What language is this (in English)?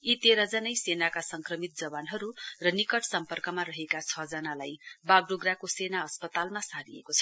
Nepali